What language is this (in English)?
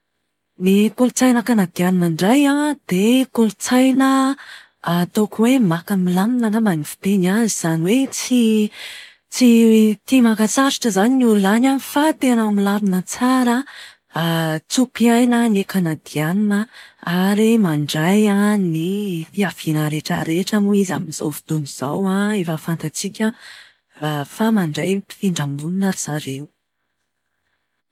Malagasy